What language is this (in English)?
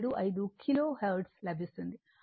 Telugu